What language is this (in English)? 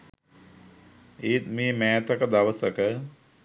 Sinhala